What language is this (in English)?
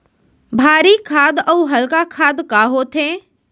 Chhattisgarhi